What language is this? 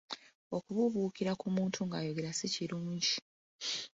Ganda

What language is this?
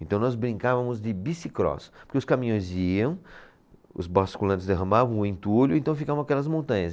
Portuguese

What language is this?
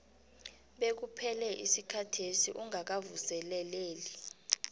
South Ndebele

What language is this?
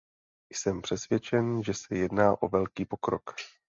Czech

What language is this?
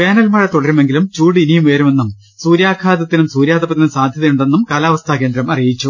Malayalam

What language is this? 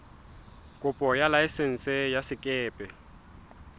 Southern Sotho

